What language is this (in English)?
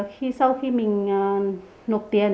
Vietnamese